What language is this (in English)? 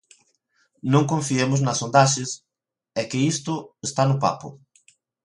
Galician